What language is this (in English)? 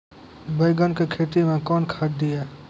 Maithili